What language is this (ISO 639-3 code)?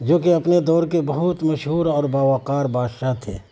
urd